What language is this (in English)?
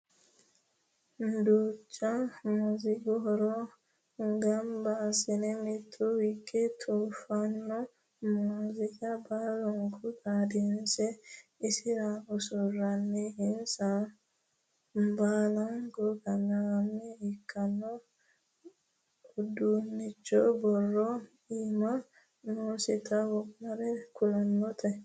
Sidamo